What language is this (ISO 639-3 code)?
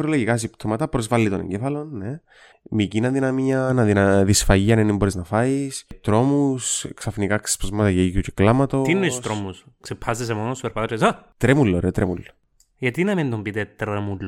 ell